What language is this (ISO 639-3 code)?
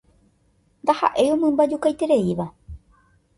grn